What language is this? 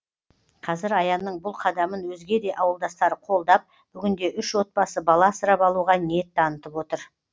Kazakh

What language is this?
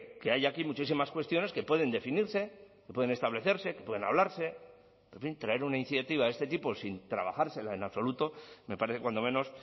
Spanish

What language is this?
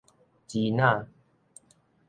Min Nan Chinese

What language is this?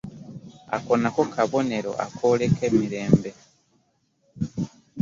Ganda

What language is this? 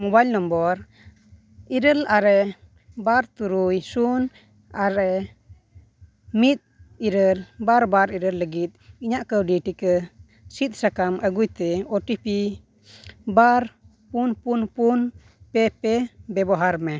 Santali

